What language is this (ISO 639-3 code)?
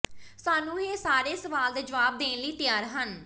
pan